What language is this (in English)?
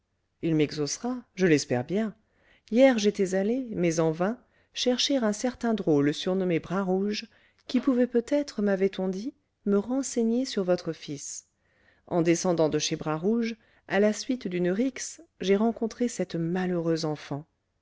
French